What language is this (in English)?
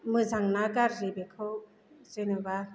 Bodo